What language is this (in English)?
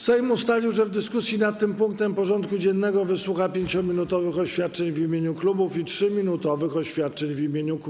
Polish